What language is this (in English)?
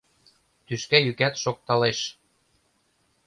Mari